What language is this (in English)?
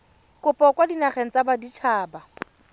Tswana